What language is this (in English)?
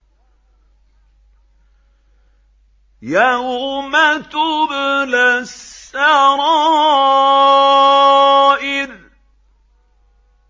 Arabic